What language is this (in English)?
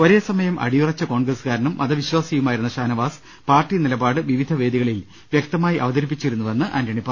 Malayalam